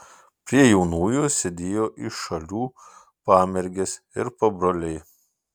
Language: Lithuanian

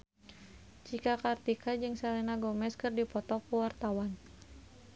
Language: Sundanese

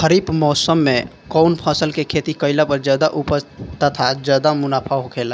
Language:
Bhojpuri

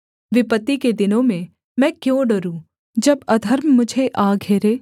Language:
Hindi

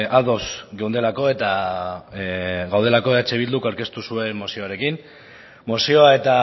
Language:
Basque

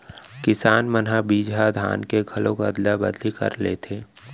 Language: Chhattisgarhi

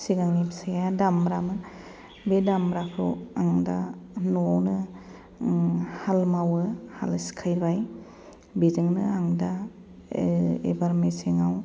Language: Bodo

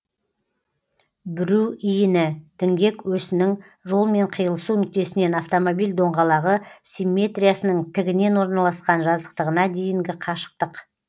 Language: Kazakh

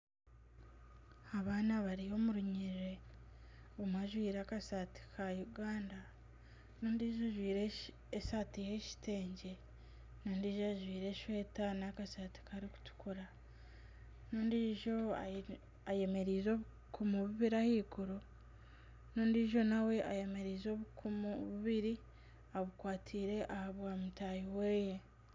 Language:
Nyankole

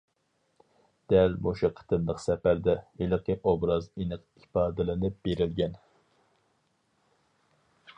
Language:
Uyghur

